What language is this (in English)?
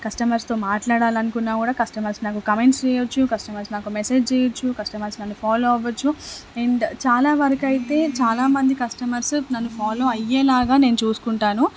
Telugu